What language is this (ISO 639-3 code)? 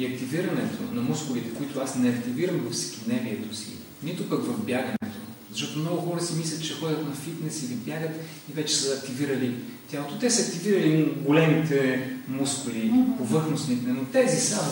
bul